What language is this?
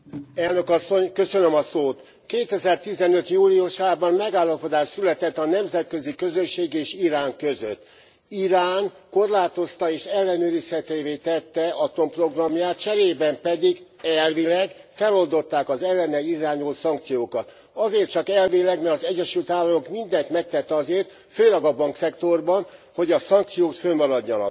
Hungarian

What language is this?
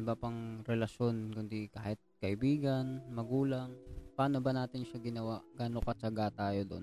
Filipino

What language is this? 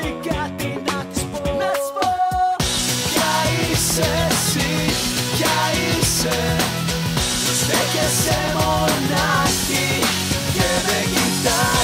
Greek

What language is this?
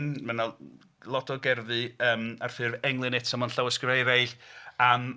Welsh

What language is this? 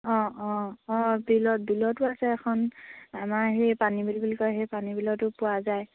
Assamese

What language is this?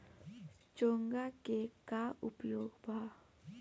Bhojpuri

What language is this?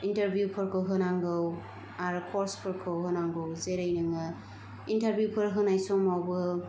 Bodo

